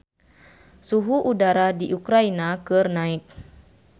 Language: Sundanese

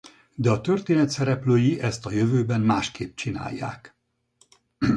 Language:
Hungarian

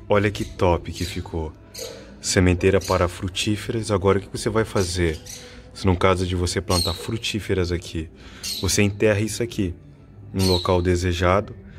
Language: Portuguese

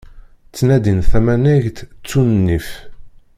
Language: Kabyle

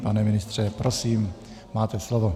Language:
Czech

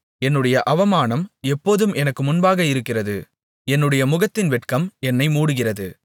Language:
Tamil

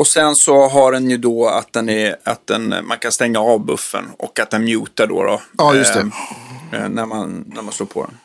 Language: Swedish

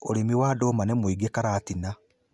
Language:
Kikuyu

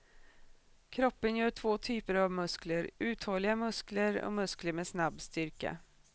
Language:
Swedish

